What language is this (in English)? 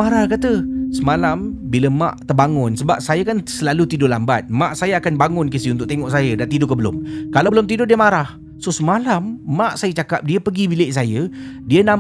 Malay